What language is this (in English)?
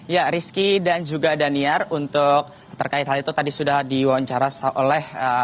Indonesian